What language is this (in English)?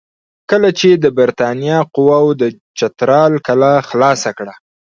Pashto